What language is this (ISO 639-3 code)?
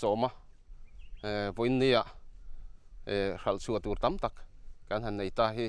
tha